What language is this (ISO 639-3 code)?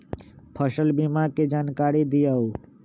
mag